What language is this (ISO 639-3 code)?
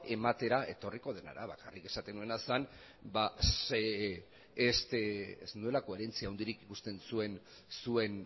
eus